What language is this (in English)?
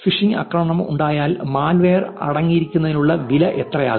Malayalam